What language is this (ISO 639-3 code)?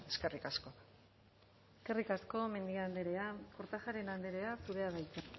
eus